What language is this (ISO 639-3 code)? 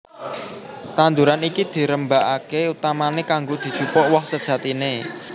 jav